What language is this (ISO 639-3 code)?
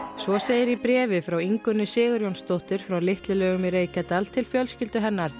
isl